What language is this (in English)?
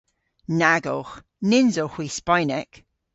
Cornish